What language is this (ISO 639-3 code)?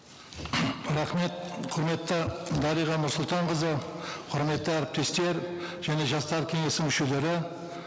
kaz